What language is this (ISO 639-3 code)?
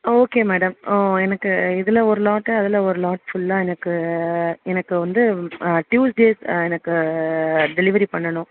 tam